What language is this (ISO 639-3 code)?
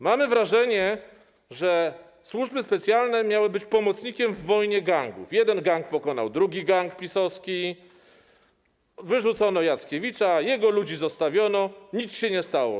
pol